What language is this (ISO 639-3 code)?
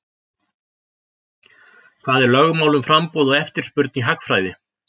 isl